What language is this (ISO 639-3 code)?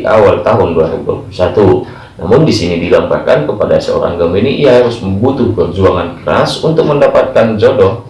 ind